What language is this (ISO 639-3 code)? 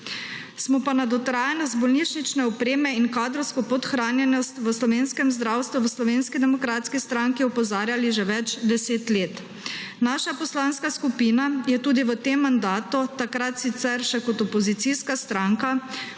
slv